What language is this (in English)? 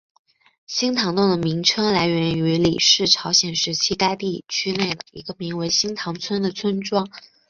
Chinese